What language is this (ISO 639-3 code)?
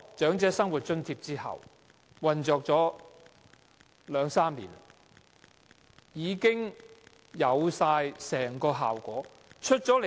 yue